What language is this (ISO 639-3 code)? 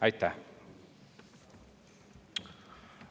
est